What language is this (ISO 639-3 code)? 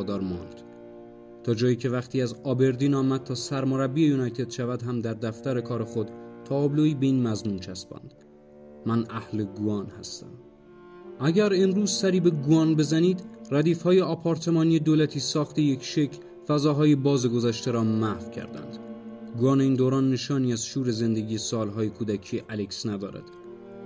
fas